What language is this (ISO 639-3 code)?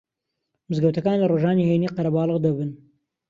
ckb